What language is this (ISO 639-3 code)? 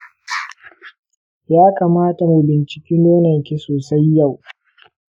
hau